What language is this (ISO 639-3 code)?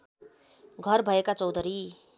nep